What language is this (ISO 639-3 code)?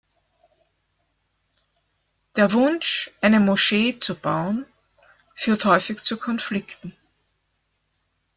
deu